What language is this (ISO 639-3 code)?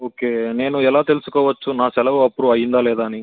tel